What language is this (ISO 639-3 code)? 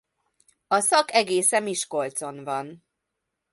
hun